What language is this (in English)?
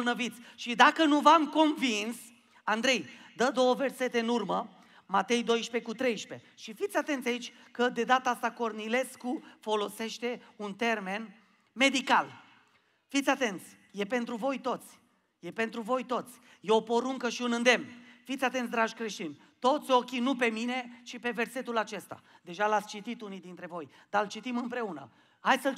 Romanian